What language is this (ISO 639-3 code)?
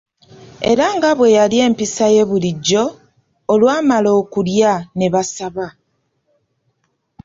lug